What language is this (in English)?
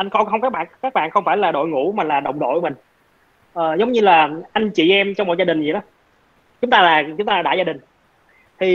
Vietnamese